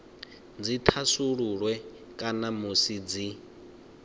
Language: Venda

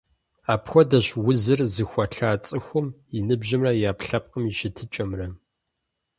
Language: Kabardian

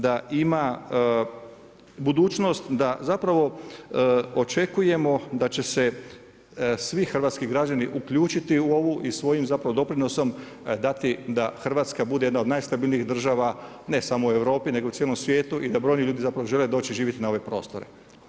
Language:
Croatian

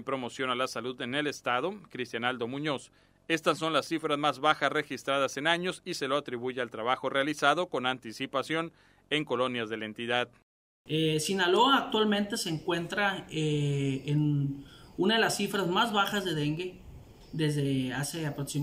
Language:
Spanish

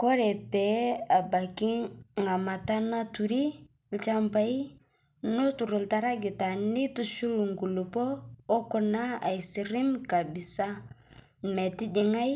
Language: Masai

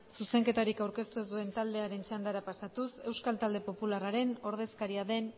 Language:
Basque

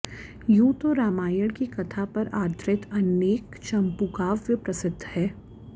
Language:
Sanskrit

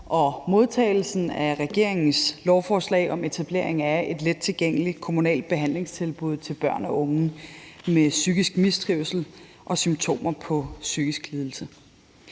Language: Danish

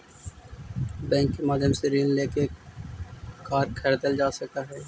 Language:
Magahi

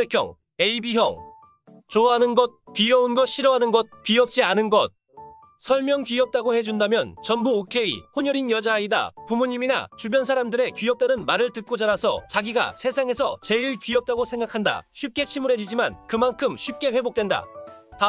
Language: Korean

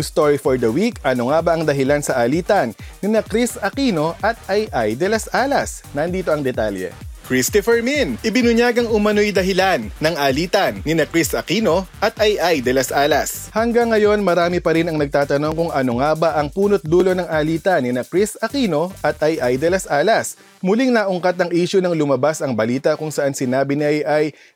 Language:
Filipino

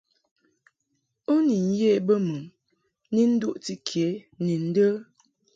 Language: Mungaka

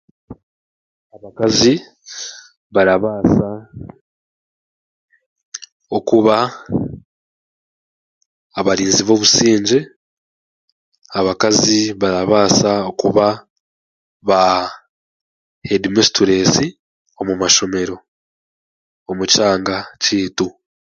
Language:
Chiga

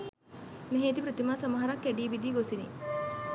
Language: Sinhala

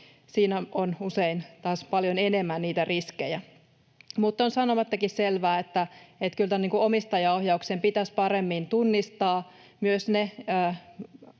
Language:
Finnish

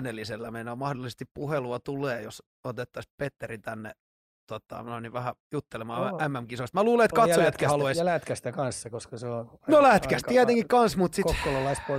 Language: Finnish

